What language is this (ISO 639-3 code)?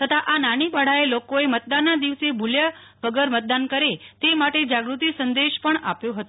guj